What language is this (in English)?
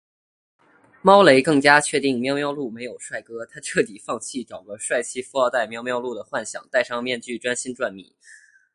Chinese